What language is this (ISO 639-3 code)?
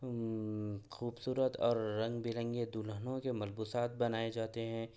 urd